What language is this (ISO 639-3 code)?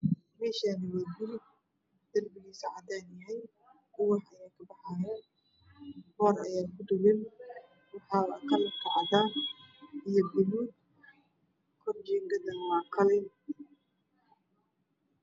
som